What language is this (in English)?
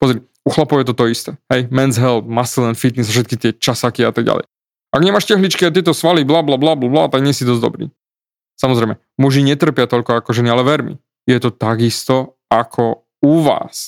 Slovak